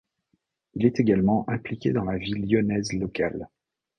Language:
French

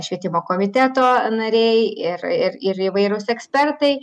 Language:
Lithuanian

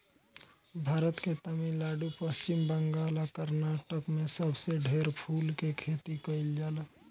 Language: Bhojpuri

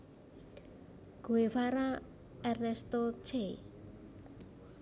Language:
Javanese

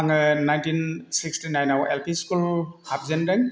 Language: Bodo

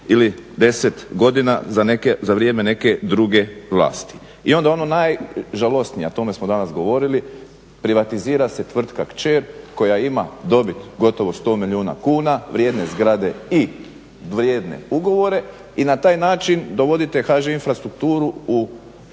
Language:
Croatian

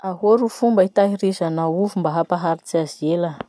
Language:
Masikoro Malagasy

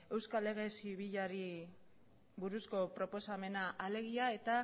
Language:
Basque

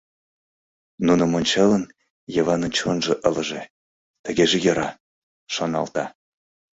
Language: Mari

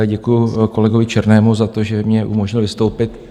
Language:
Czech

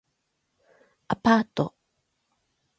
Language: Japanese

